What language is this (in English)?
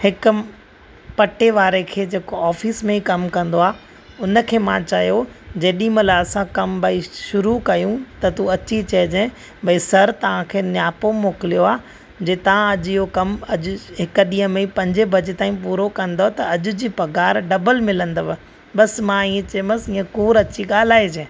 Sindhi